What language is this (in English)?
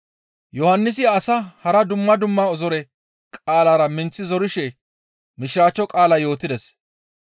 Gamo